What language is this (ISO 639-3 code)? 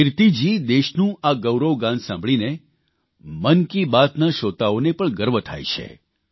guj